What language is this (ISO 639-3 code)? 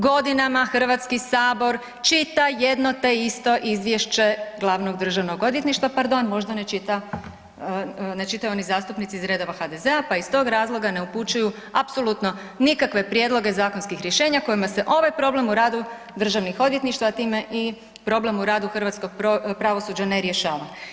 hrv